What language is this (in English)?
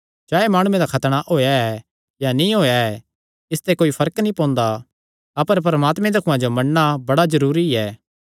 Kangri